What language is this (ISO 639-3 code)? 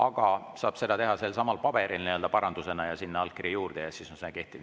est